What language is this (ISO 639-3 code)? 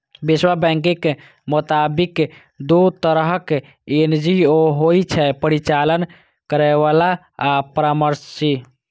mai